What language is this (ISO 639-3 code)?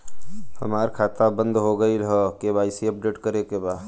bho